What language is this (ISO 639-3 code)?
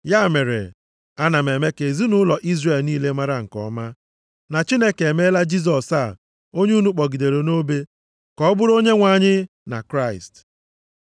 ibo